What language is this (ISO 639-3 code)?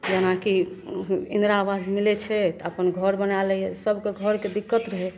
mai